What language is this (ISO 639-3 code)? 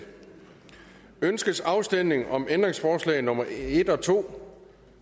dan